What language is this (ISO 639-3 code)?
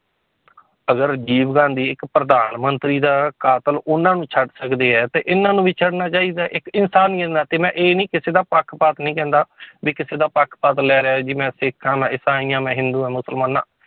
pan